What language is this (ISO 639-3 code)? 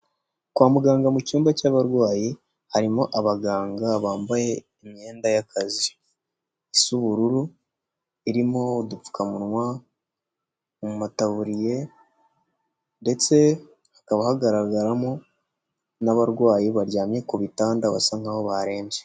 kin